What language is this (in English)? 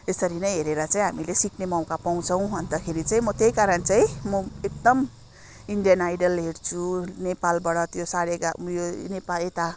Nepali